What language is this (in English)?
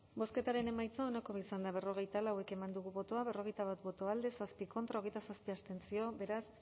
Basque